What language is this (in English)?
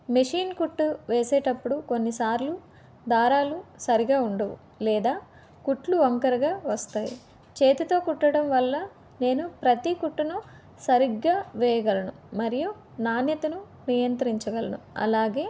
Telugu